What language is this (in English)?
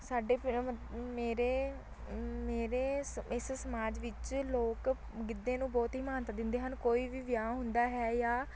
Punjabi